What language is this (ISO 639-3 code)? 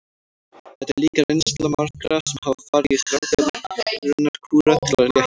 isl